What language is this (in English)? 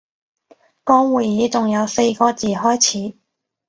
Cantonese